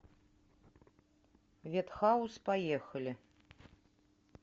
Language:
Russian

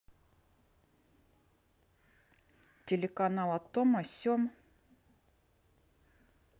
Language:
Russian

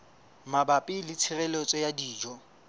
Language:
Southern Sotho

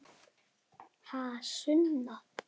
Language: Icelandic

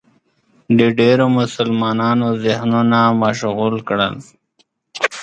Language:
Pashto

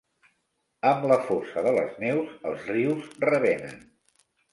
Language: Catalan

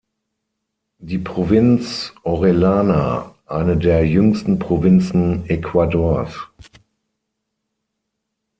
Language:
German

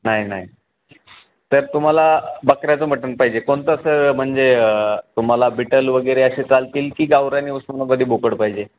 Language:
Marathi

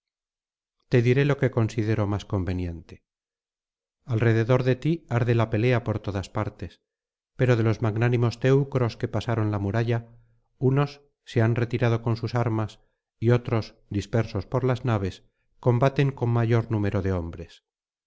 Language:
Spanish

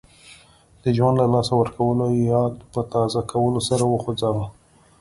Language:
Pashto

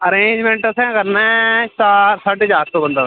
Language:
Dogri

